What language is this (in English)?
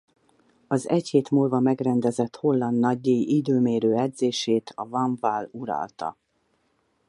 Hungarian